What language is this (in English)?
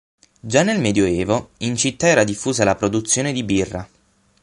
Italian